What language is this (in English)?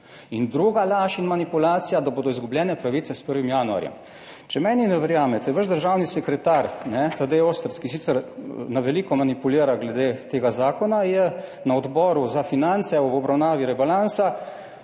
Slovenian